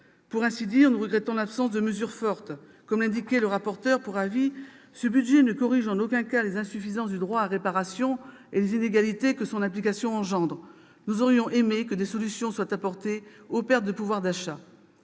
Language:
French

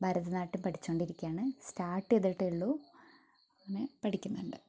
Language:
Malayalam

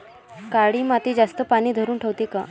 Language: Marathi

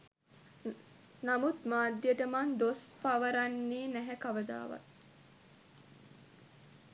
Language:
Sinhala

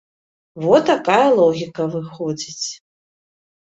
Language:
Belarusian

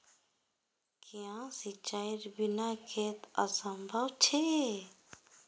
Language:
Magahi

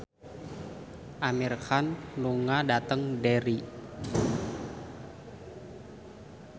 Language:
Javanese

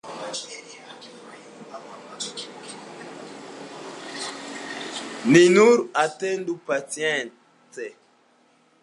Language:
Esperanto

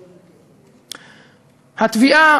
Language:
Hebrew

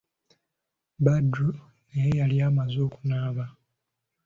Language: Ganda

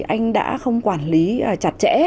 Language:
Vietnamese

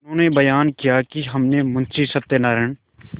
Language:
Hindi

